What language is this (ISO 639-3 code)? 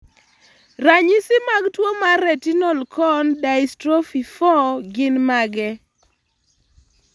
luo